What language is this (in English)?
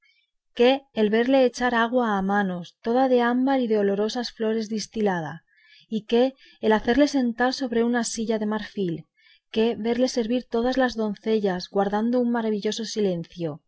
Spanish